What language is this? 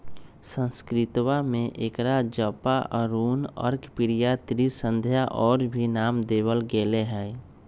Magahi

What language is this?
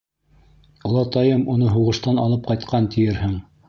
Bashkir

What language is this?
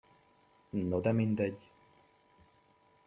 Hungarian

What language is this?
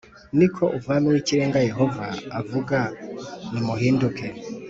Kinyarwanda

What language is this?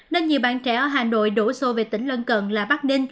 Vietnamese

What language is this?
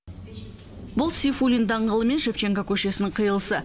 Kazakh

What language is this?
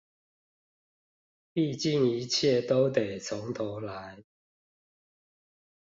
Chinese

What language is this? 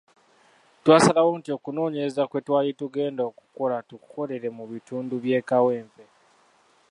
Ganda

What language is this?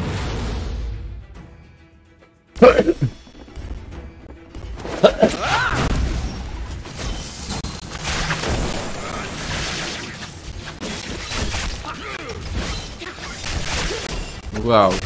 Indonesian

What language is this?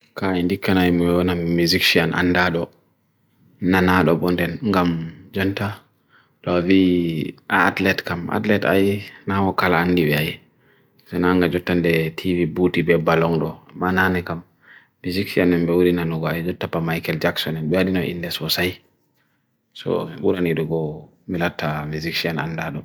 Bagirmi Fulfulde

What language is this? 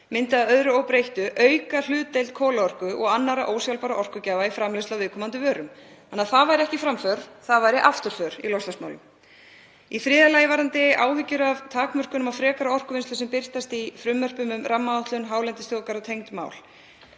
Icelandic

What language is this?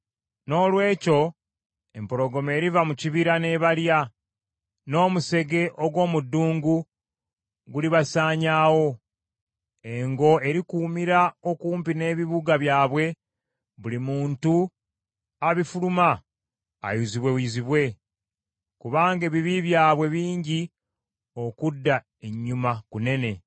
Ganda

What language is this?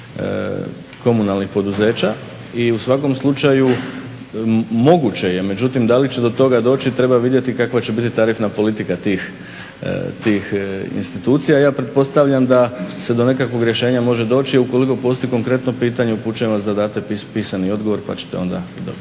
Croatian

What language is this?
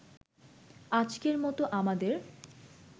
Bangla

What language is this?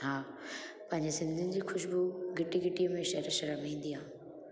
Sindhi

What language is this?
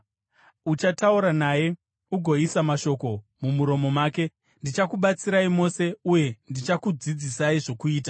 Shona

